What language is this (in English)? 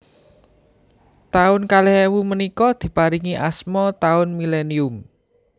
Javanese